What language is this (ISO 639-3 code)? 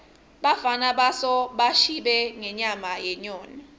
ssw